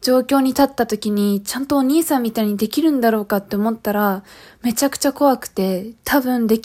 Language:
Japanese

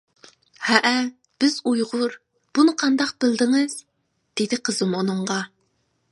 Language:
Uyghur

